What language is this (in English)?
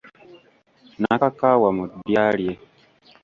Ganda